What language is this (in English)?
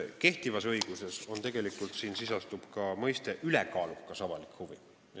Estonian